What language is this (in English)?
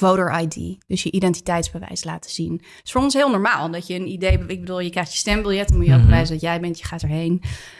Dutch